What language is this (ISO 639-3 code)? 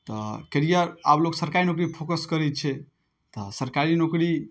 mai